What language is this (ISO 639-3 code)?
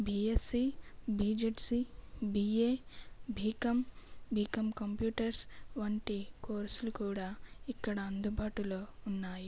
tel